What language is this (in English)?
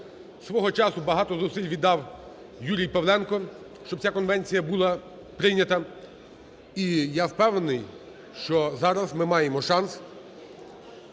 Ukrainian